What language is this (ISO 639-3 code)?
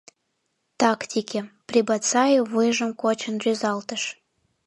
chm